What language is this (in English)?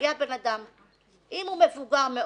Hebrew